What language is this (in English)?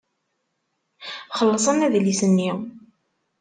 Kabyle